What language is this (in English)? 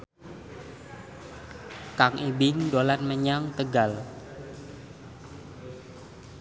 Javanese